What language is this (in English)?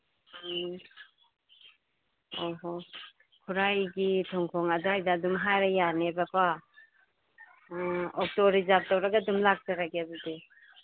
Manipuri